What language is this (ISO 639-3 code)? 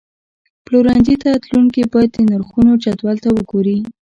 pus